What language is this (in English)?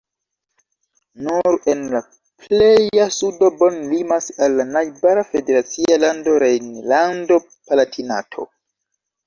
Esperanto